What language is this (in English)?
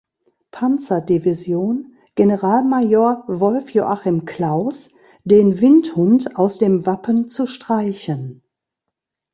German